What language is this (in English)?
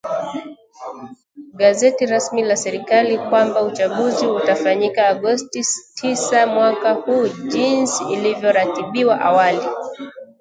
Swahili